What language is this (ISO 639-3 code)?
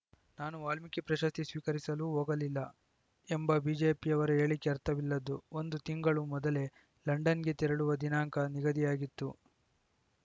kan